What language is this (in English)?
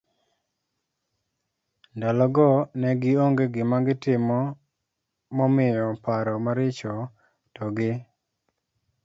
Luo (Kenya and Tanzania)